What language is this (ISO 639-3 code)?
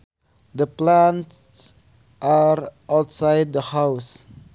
sun